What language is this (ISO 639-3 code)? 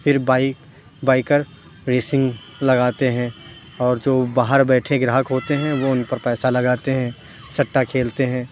urd